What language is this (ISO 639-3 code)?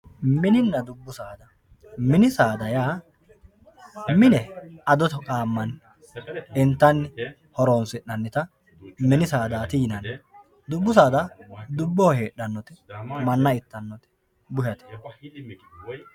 sid